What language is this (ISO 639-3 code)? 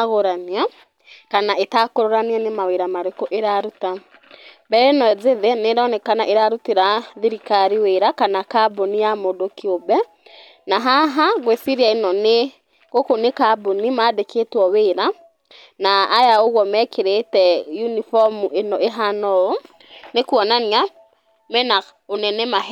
kik